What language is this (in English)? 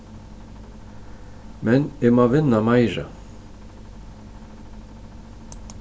Faroese